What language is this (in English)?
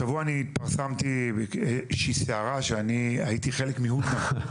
Hebrew